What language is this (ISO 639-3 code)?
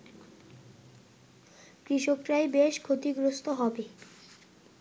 ben